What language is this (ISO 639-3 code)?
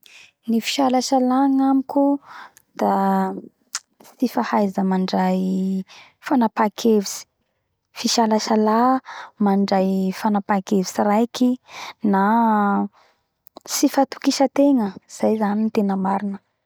bhr